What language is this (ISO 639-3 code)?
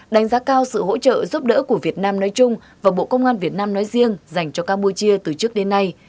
vie